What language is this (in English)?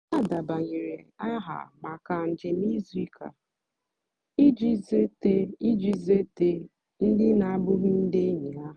Igbo